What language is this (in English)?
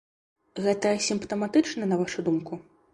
Belarusian